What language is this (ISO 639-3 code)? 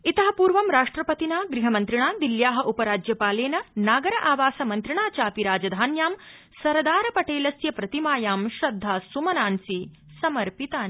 san